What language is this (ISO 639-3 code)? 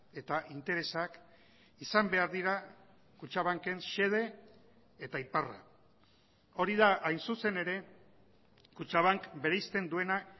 eus